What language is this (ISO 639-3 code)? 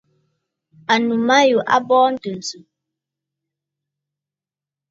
bfd